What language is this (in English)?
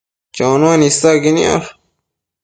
Matsés